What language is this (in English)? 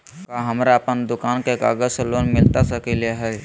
Magahi